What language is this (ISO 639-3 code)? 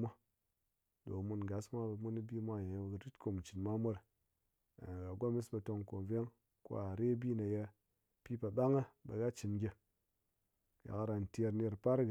anc